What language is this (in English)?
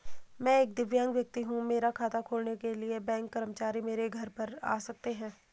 Hindi